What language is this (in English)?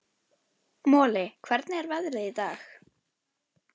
Icelandic